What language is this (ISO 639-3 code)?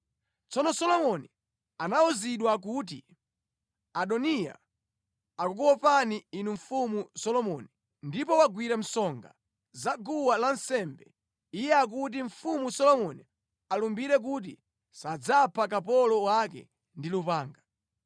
nya